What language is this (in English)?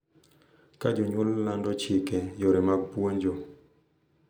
Luo (Kenya and Tanzania)